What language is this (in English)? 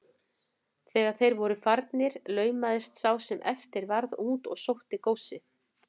Icelandic